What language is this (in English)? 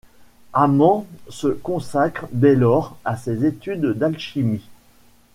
French